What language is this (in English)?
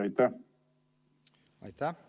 Estonian